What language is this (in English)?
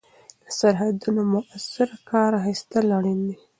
Pashto